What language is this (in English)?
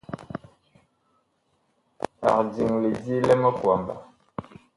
Bakoko